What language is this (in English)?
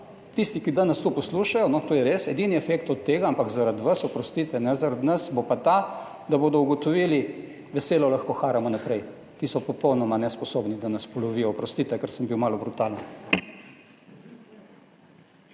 Slovenian